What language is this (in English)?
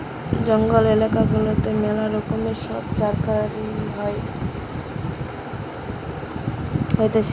Bangla